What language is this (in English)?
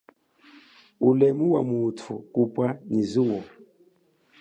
Chokwe